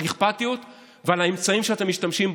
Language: Hebrew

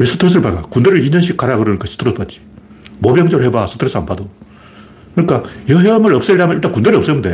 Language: Korean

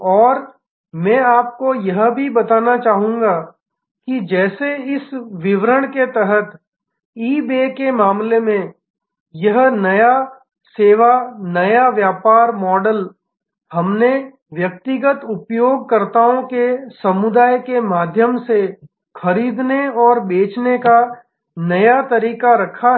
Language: Hindi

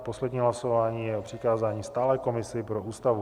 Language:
Czech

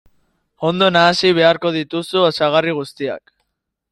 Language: Basque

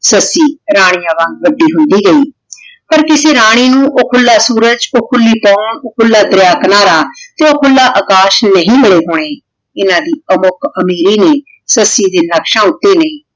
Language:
Punjabi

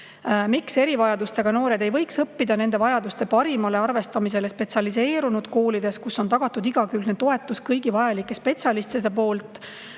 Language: Estonian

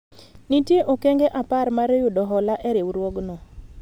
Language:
Luo (Kenya and Tanzania)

